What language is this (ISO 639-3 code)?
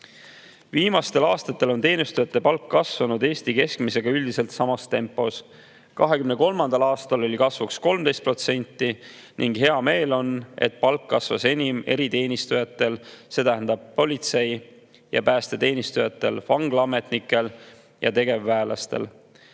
est